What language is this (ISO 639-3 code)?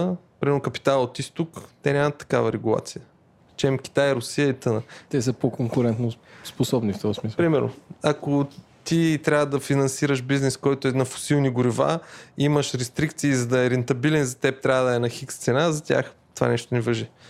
bul